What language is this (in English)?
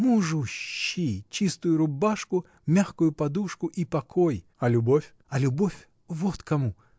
Russian